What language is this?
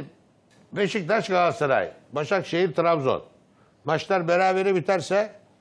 Turkish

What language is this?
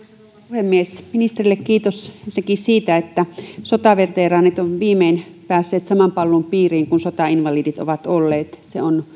Finnish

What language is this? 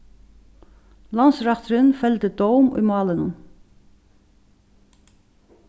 Faroese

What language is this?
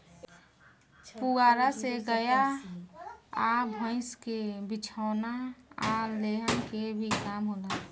Bhojpuri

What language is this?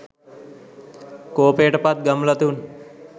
Sinhala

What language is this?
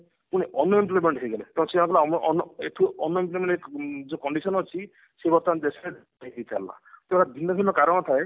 Odia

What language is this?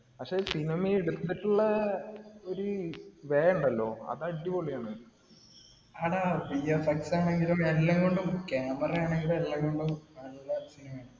Malayalam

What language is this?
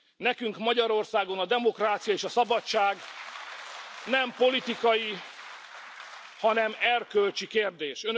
Hungarian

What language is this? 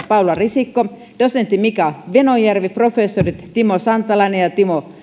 Finnish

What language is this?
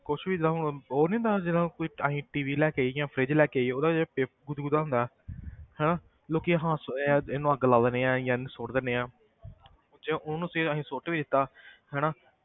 Punjabi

